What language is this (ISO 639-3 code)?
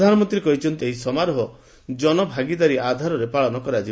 ori